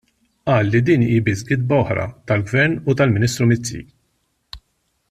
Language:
Maltese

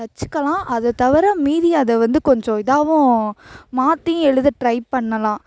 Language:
Tamil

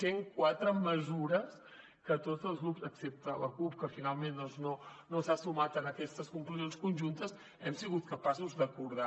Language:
Catalan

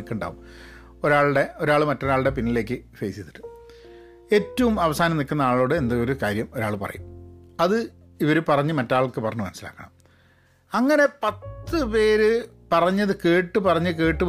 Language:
Malayalam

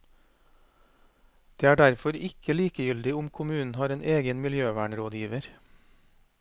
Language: Norwegian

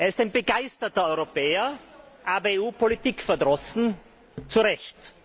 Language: German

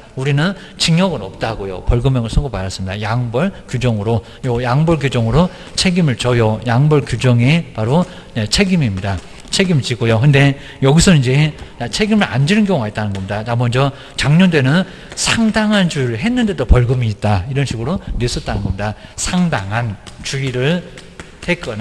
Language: Korean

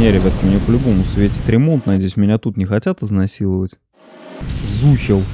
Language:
Russian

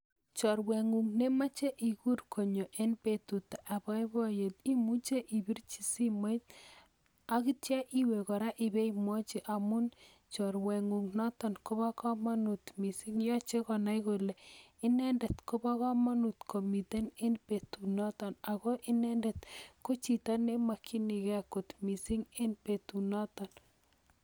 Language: Kalenjin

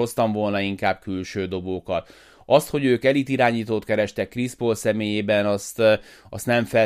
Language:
Hungarian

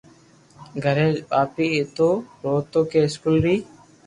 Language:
Loarki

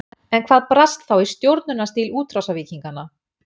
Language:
Icelandic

